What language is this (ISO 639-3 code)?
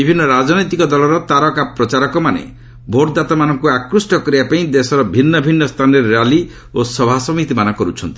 ori